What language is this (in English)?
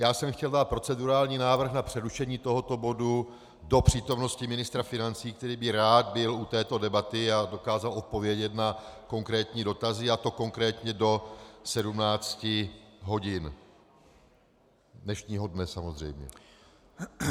Czech